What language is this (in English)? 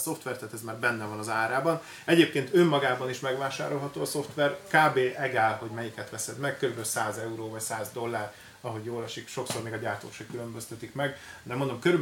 Hungarian